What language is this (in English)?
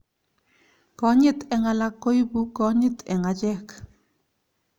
Kalenjin